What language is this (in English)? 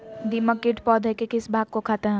Magahi